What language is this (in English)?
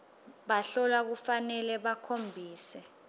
Swati